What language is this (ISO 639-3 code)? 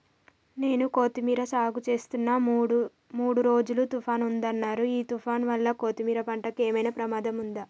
tel